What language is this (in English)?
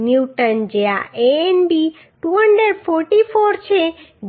Gujarati